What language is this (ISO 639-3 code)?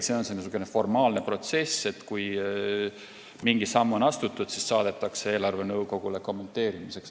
est